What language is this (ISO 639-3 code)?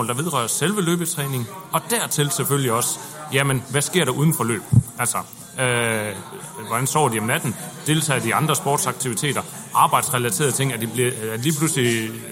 dan